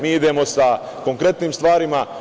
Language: Serbian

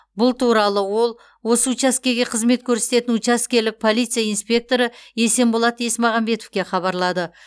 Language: Kazakh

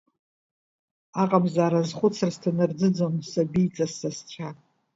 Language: Abkhazian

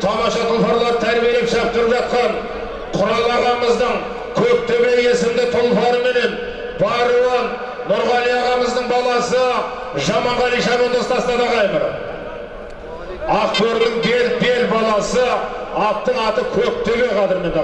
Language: Turkish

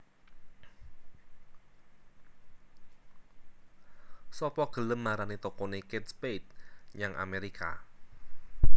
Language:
Javanese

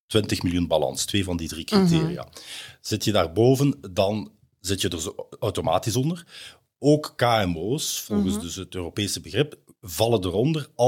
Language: Dutch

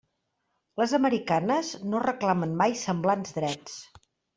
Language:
Catalan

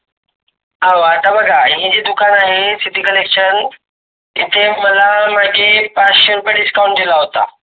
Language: Marathi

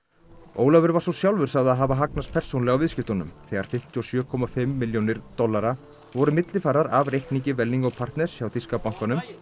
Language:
Icelandic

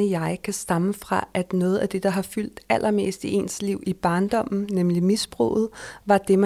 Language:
Danish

